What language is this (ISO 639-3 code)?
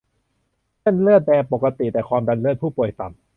tha